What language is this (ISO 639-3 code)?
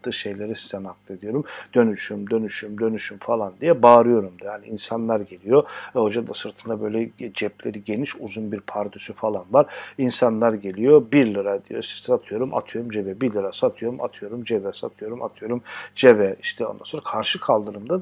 tur